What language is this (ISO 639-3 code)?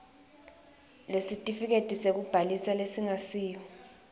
ssw